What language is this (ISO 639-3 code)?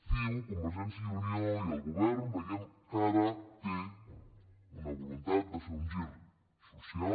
cat